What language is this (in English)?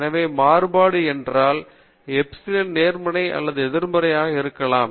Tamil